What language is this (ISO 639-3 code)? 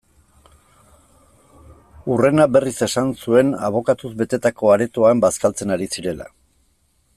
eus